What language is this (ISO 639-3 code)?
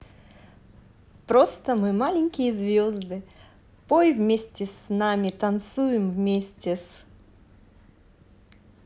rus